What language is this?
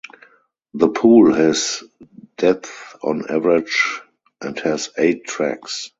English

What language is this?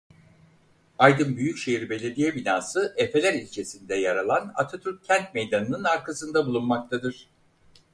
Turkish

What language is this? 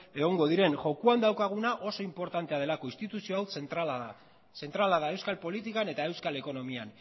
Basque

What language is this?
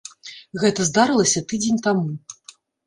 Belarusian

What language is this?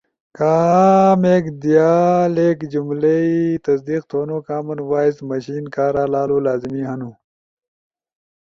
Ushojo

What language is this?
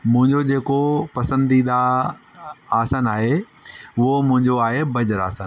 Sindhi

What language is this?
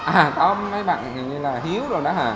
Vietnamese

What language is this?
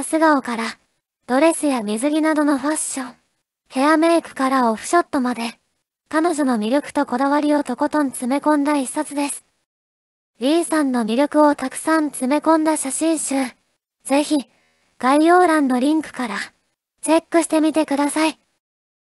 Japanese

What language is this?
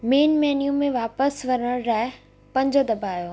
Sindhi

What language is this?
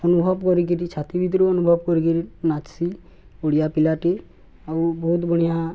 Odia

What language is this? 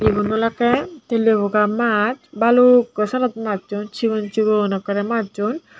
Chakma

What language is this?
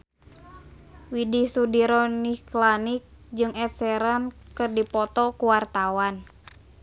Sundanese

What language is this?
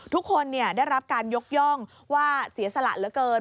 Thai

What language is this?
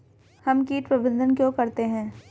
Hindi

